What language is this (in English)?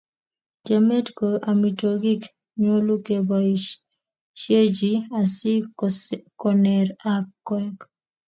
Kalenjin